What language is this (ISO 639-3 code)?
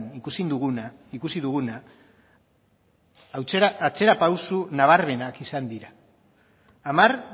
eus